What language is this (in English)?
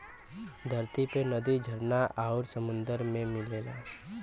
Bhojpuri